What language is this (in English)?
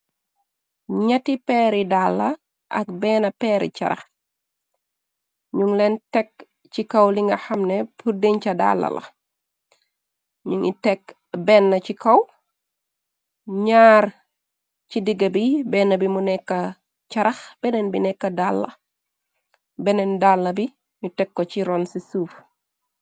Wolof